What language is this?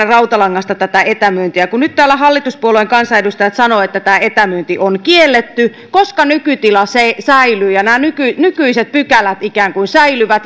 Finnish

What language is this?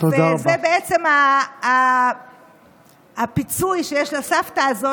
Hebrew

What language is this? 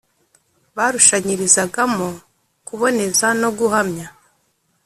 Kinyarwanda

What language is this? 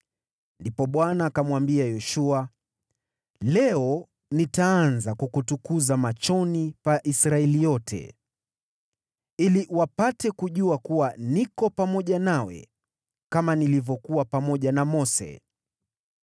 Swahili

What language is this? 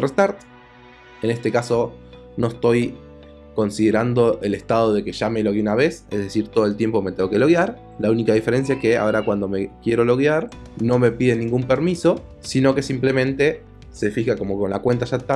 Spanish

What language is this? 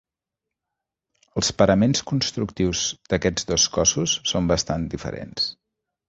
Catalan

